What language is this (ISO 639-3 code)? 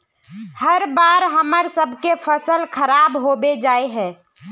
mag